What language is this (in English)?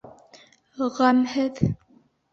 Bashkir